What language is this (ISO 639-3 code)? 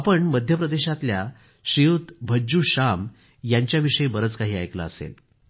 mar